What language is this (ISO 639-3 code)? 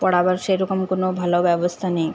ben